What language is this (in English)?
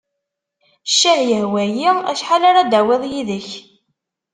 Kabyle